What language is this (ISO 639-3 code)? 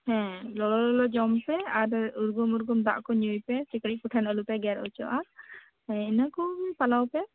sat